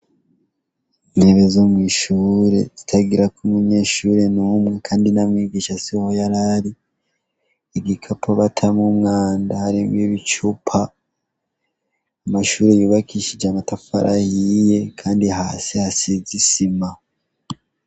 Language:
Rundi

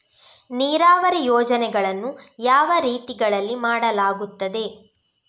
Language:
Kannada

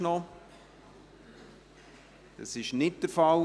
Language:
Swiss German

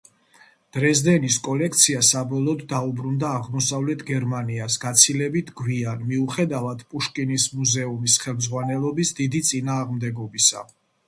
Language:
Georgian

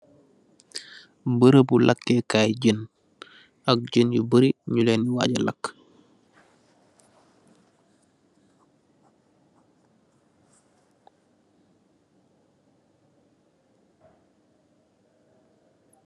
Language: Wolof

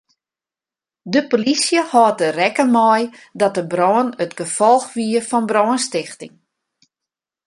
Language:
Western Frisian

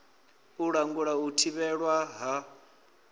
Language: Venda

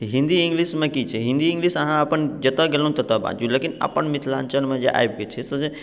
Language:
Maithili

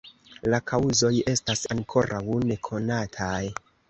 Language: Esperanto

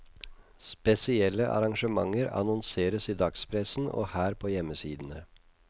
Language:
Norwegian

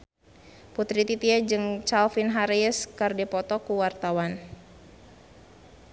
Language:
Sundanese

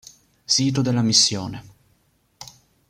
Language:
Italian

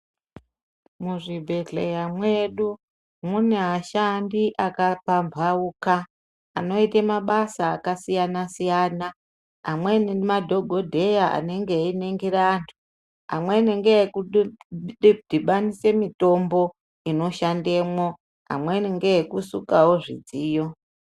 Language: Ndau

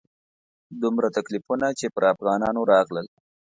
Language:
Pashto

